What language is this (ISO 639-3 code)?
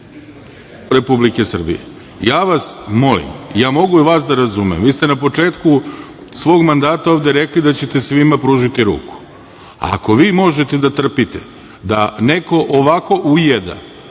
srp